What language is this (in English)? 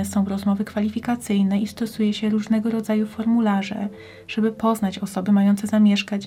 Polish